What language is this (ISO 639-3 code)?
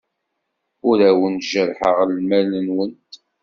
kab